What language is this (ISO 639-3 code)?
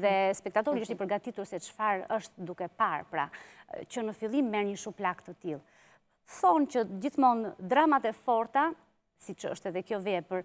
ron